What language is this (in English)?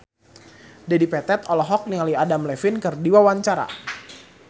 Sundanese